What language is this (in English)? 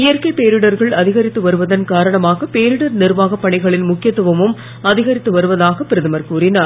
Tamil